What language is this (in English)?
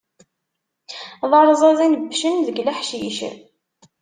Kabyle